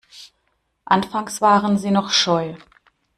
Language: German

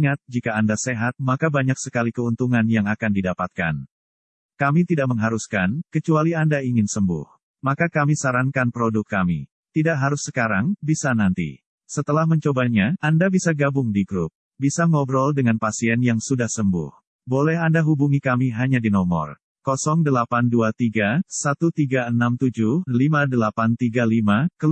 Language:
Indonesian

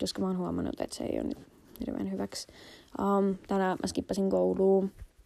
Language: Finnish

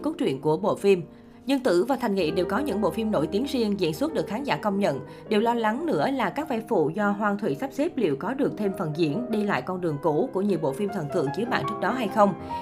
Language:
Vietnamese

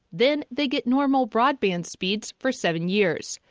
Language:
English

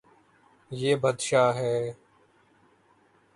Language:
Urdu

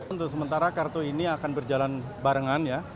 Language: Indonesian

